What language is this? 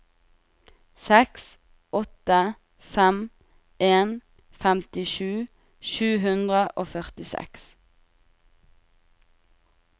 Norwegian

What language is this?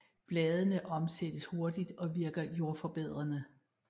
Danish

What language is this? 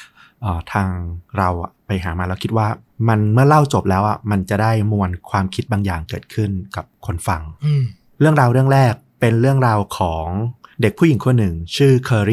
Thai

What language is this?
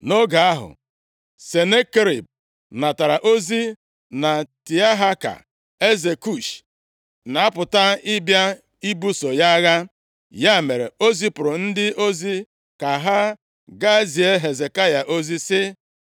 Igbo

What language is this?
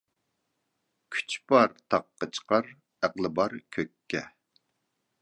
Uyghur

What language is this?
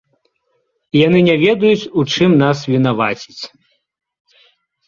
Belarusian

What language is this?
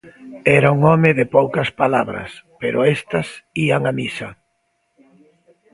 Galician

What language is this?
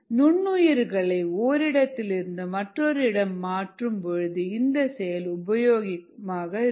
Tamil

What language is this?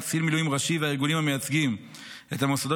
Hebrew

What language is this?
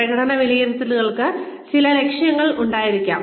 Malayalam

